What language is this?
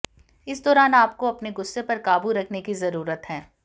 Hindi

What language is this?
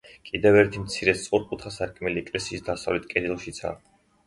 Georgian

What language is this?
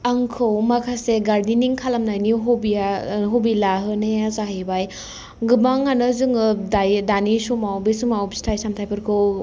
Bodo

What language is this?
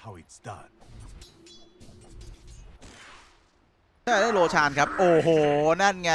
Thai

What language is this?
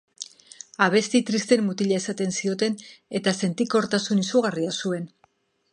Basque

